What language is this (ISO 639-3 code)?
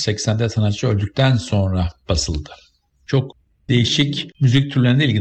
tur